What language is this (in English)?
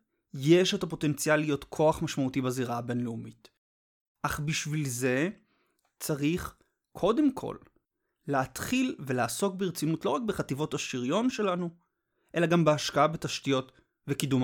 Hebrew